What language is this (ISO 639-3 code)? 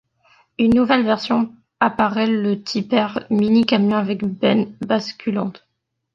fra